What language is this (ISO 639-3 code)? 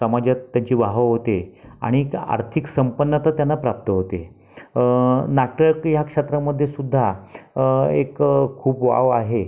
mar